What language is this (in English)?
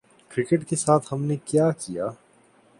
Urdu